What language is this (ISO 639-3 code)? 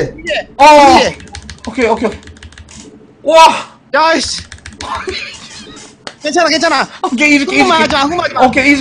kor